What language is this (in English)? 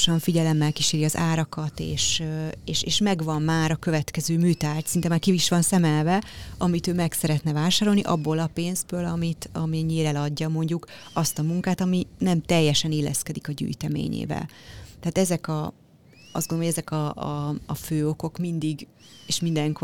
Hungarian